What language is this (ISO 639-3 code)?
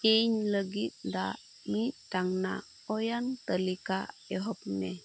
sat